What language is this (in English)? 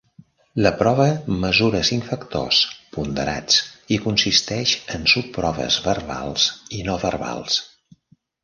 Catalan